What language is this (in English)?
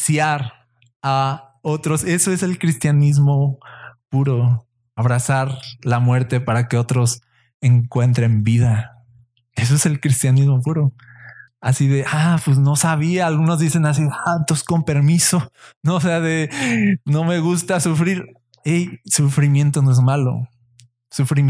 Spanish